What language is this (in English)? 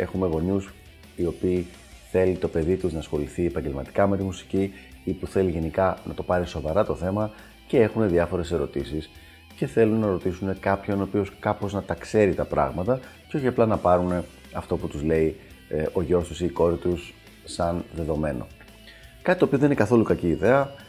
Greek